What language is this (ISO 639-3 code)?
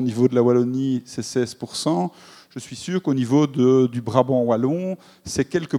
fra